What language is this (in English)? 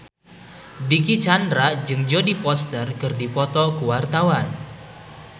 Sundanese